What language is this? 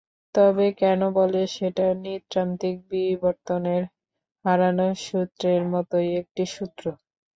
Bangla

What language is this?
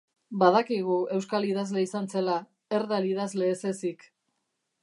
Basque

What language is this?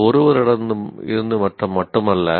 Tamil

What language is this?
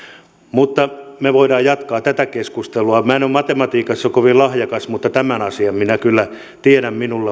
Finnish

